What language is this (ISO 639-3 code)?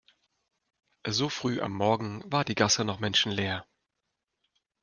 deu